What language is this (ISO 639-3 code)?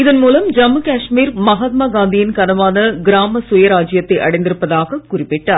tam